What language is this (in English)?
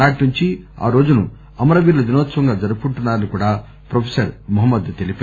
Telugu